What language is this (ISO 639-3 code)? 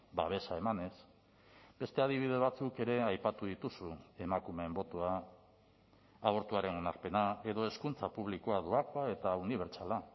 eus